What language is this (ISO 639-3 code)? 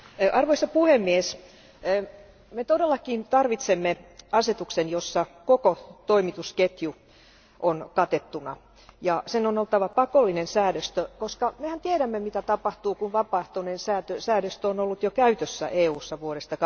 fin